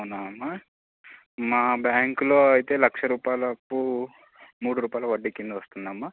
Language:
Telugu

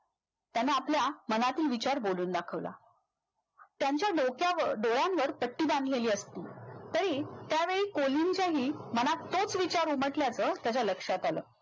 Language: Marathi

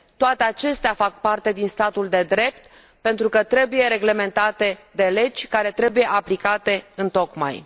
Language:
Romanian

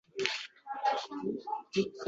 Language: Uzbek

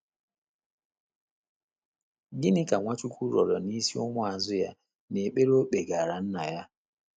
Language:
Igbo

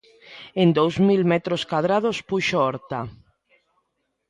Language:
Galician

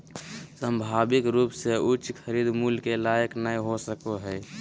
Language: Magahi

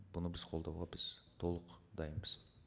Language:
Kazakh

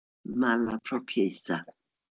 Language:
Welsh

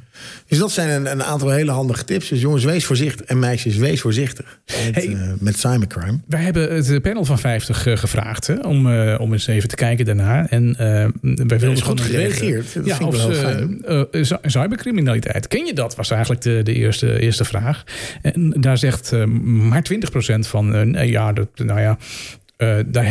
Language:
Dutch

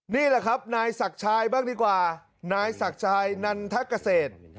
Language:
Thai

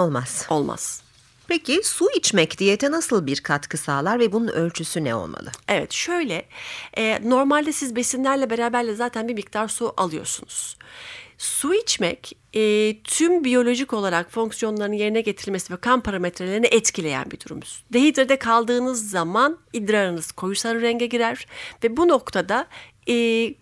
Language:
Turkish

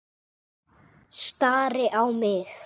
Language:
Icelandic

